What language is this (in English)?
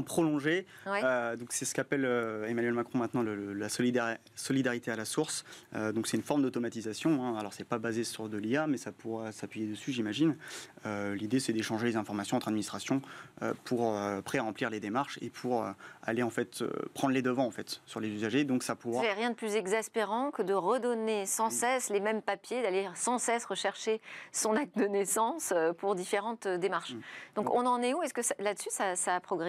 French